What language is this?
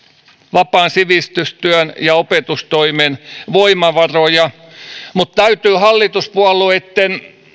Finnish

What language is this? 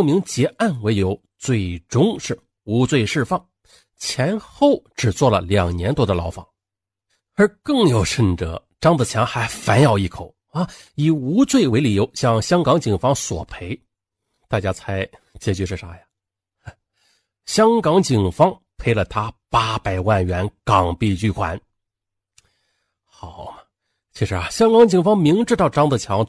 Chinese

